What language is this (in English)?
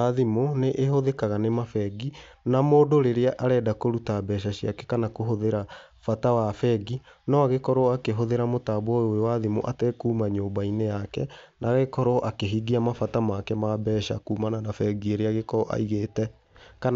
Kikuyu